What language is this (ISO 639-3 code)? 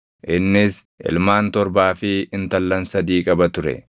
orm